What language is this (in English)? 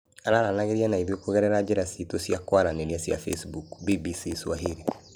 Kikuyu